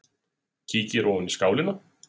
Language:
Icelandic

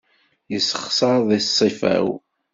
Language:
Kabyle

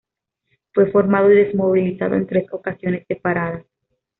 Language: Spanish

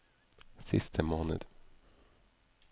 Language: Norwegian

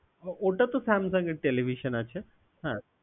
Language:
Bangla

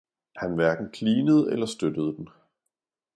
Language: Danish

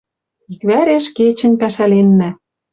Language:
Western Mari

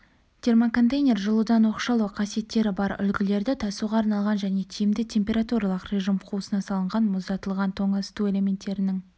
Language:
Kazakh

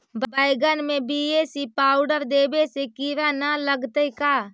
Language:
Magahi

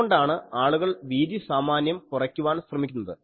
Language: Malayalam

